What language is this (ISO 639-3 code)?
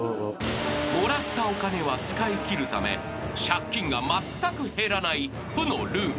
jpn